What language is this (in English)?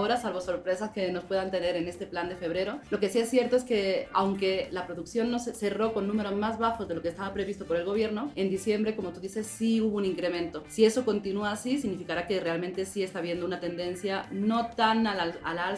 Spanish